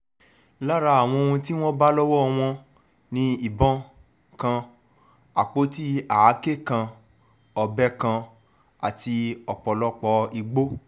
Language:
Yoruba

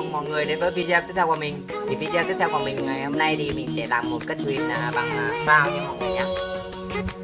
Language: Vietnamese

